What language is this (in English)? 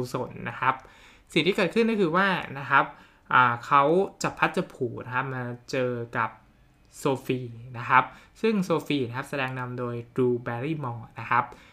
Thai